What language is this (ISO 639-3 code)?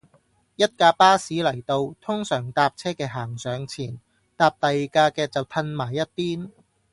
yue